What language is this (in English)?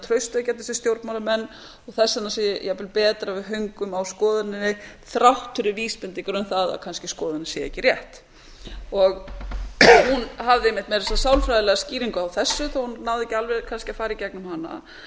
Icelandic